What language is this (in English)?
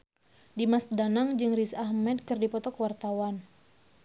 Sundanese